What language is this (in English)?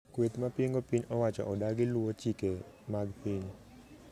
Luo (Kenya and Tanzania)